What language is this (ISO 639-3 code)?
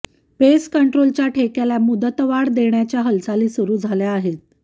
mar